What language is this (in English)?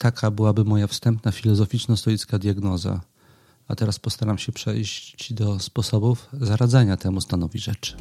Polish